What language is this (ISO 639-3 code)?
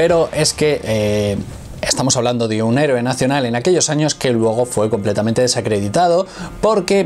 spa